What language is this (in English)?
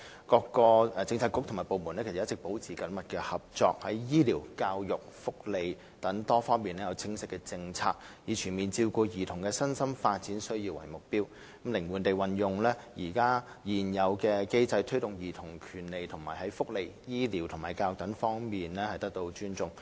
Cantonese